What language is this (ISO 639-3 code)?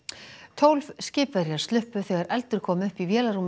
isl